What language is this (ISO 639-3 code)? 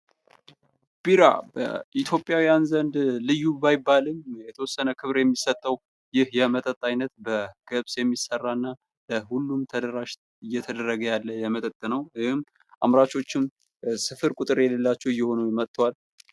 amh